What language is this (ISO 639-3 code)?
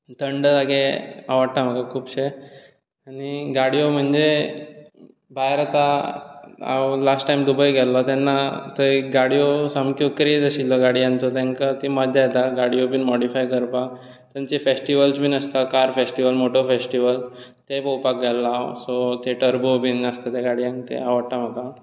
kok